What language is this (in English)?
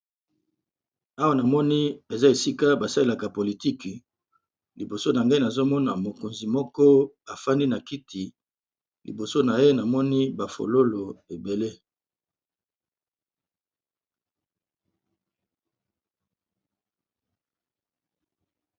Lingala